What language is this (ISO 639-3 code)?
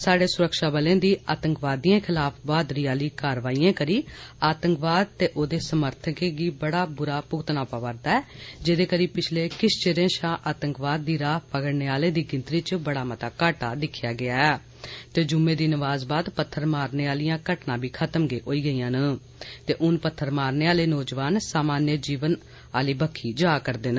doi